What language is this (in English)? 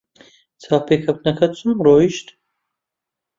Central Kurdish